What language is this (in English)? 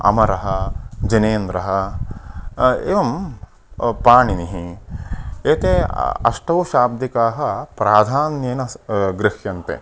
Sanskrit